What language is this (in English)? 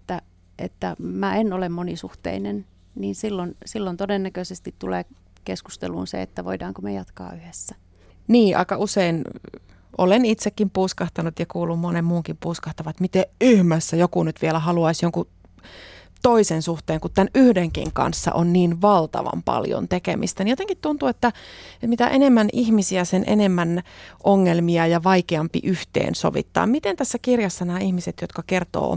Finnish